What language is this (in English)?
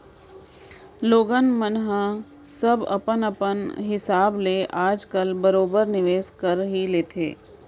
Chhattisgarhi